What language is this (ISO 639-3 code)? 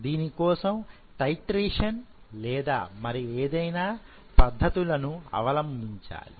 tel